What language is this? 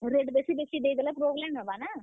Odia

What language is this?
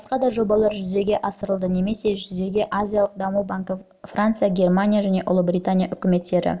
Kazakh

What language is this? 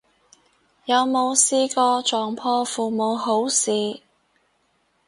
Cantonese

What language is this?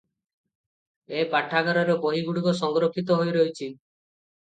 Odia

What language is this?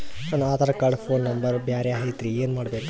Kannada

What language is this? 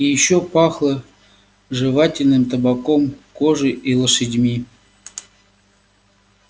Russian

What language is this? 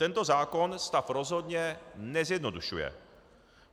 Czech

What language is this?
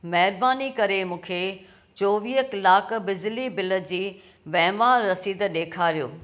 Sindhi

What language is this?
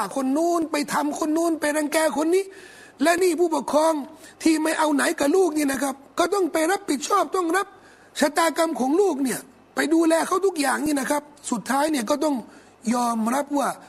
Thai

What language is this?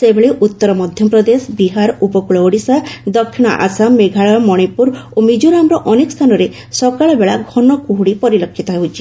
Odia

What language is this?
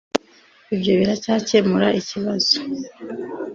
Kinyarwanda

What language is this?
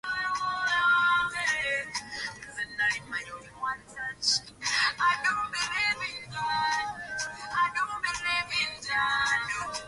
Swahili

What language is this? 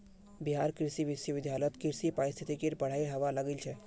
Magahi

